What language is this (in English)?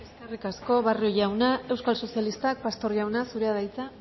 Basque